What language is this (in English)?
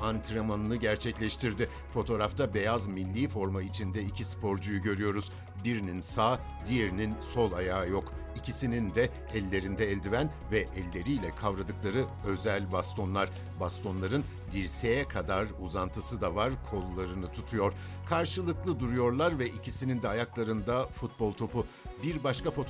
Turkish